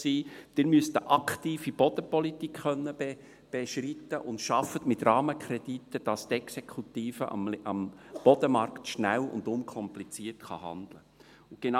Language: Swiss German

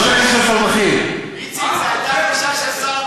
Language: Hebrew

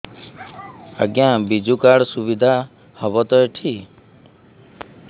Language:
Odia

